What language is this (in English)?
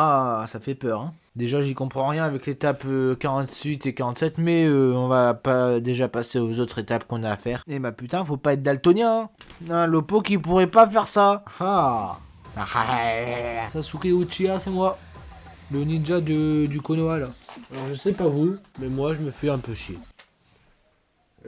French